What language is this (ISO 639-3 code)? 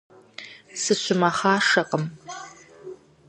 kbd